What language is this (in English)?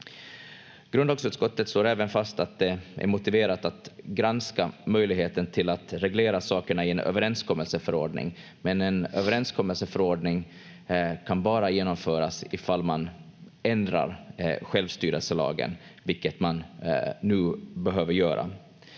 Finnish